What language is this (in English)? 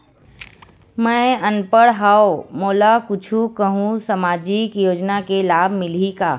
Chhattisgarhi